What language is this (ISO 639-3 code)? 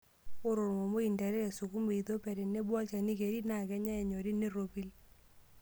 mas